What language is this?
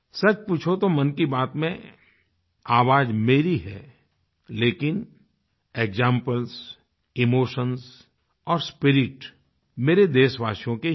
Hindi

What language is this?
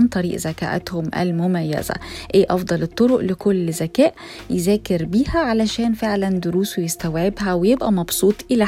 Arabic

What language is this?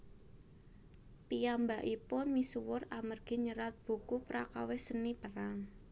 Javanese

